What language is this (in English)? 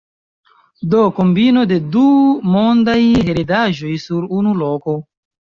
Esperanto